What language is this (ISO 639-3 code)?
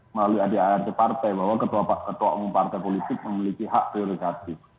ind